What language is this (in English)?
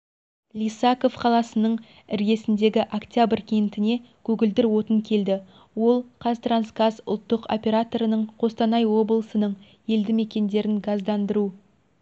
Kazakh